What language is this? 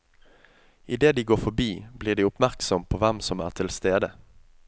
Norwegian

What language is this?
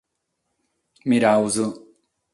Sardinian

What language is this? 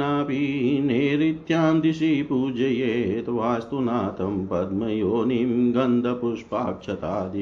Hindi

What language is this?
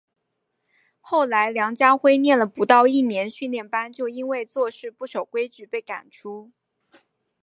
Chinese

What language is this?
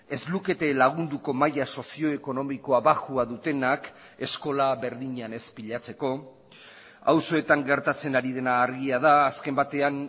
Basque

